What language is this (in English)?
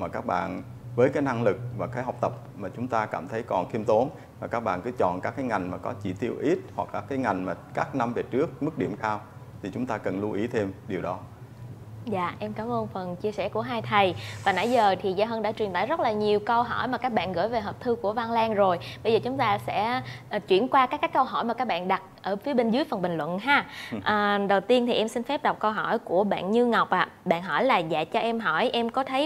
Vietnamese